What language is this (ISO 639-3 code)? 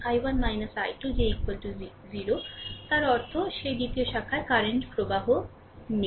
ben